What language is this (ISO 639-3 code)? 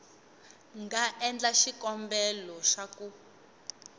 tso